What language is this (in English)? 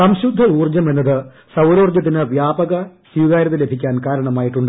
Malayalam